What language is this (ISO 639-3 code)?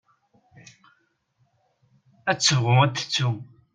kab